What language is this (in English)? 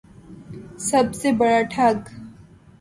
Urdu